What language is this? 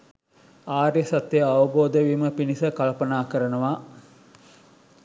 Sinhala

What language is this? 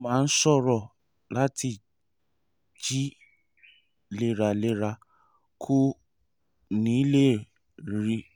Yoruba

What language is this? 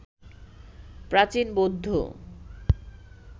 Bangla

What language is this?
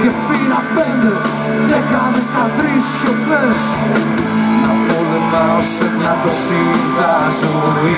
Greek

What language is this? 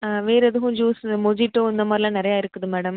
Tamil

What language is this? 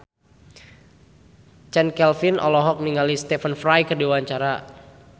Sundanese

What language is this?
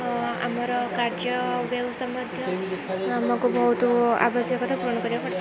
Odia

